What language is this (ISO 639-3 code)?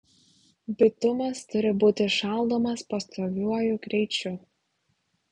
lit